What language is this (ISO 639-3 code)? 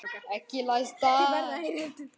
isl